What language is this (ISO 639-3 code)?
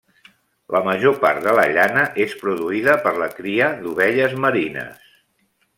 cat